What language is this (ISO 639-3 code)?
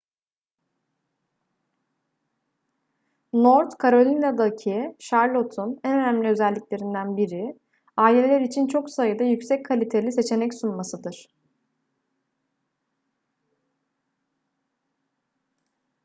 tur